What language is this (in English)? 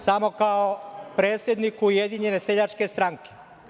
Serbian